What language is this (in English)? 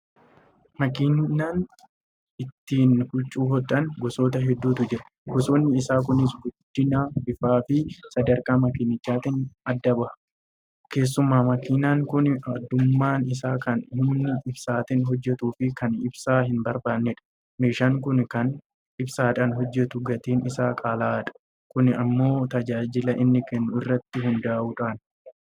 Oromo